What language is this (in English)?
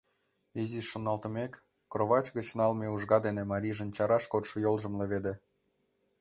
Mari